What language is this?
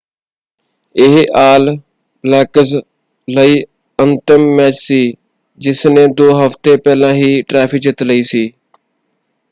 Punjabi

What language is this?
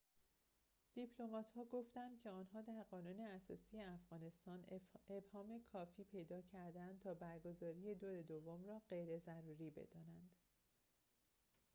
Persian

